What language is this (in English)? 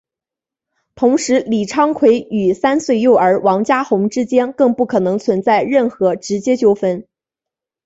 Chinese